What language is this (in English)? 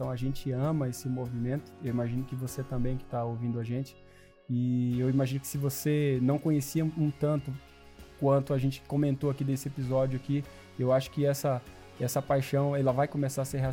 Portuguese